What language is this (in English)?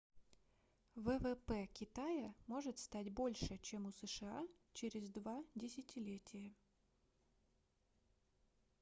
Russian